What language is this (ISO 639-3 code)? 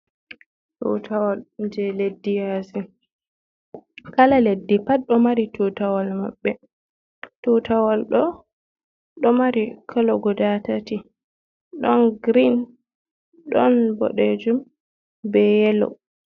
ful